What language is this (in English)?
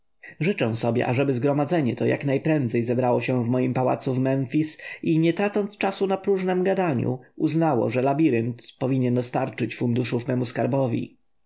Polish